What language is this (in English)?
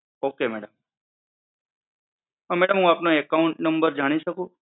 Gujarati